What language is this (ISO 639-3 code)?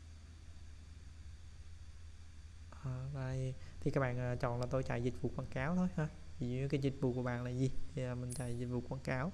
vie